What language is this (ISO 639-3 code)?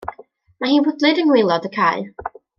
cym